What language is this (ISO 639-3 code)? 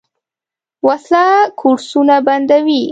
pus